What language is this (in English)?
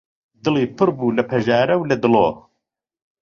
Central Kurdish